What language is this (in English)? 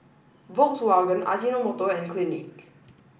English